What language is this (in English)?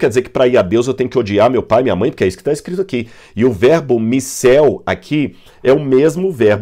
Portuguese